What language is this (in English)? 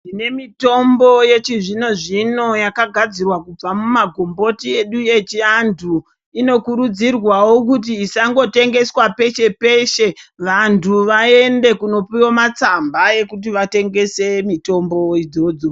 Ndau